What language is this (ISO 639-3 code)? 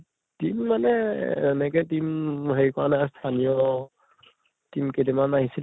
asm